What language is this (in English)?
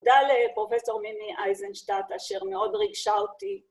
Hebrew